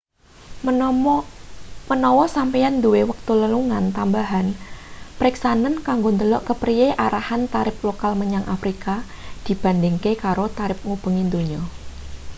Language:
Javanese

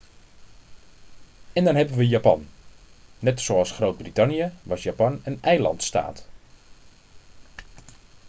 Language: Dutch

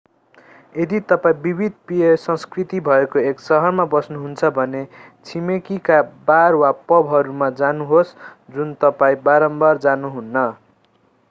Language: Nepali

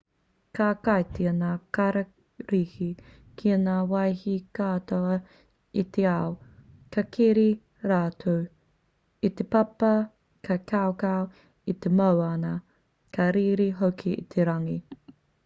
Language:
Māori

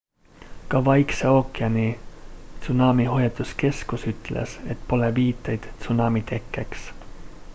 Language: Estonian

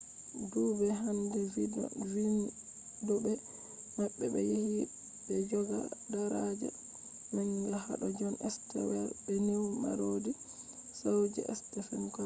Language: Fula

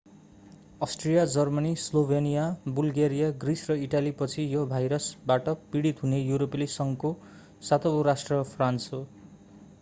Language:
Nepali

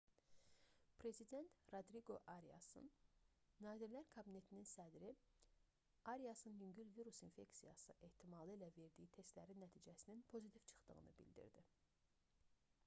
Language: Azerbaijani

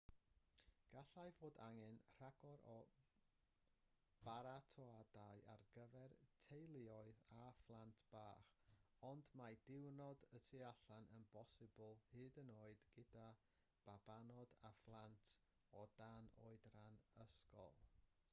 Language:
Welsh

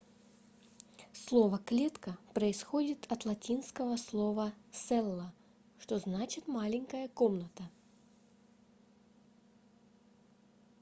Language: Russian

